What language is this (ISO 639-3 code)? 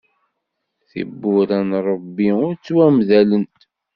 kab